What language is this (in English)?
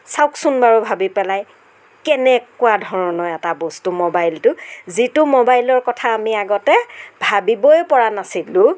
Assamese